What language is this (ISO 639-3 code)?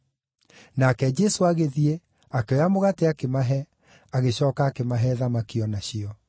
kik